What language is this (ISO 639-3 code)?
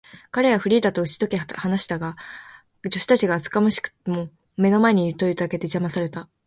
jpn